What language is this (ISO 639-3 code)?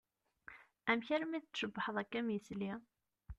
kab